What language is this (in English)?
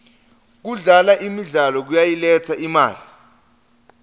Swati